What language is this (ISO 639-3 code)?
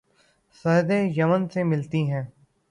urd